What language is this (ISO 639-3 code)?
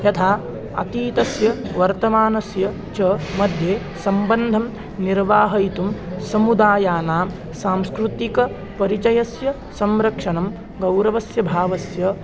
san